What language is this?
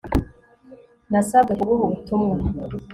Kinyarwanda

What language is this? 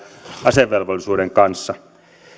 Finnish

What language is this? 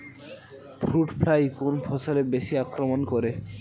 Bangla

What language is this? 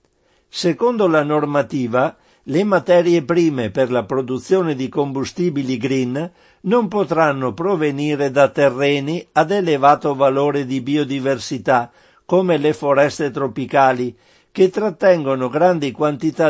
Italian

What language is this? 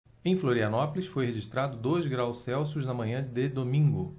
Portuguese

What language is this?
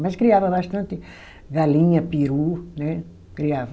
Portuguese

